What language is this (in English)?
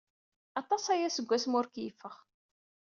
Kabyle